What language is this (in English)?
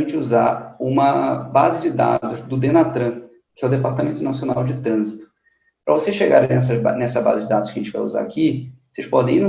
Portuguese